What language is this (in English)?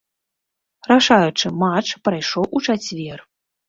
Belarusian